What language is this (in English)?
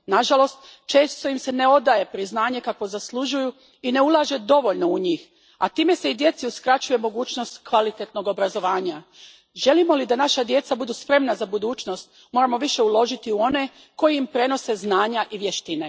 Croatian